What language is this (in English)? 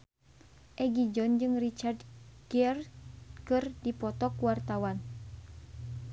Sundanese